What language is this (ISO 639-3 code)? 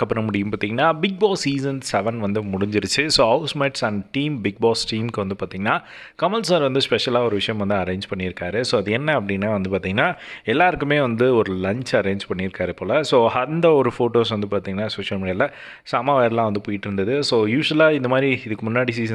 tam